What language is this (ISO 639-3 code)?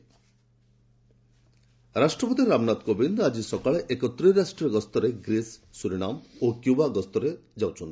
ori